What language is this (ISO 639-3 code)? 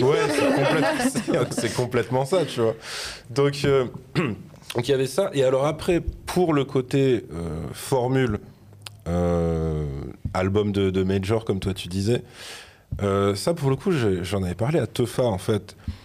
fra